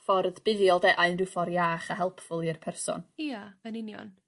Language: Welsh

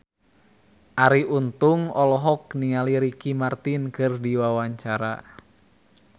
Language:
Sundanese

